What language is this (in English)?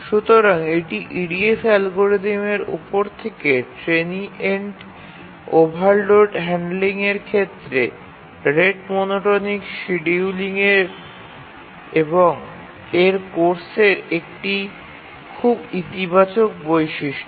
Bangla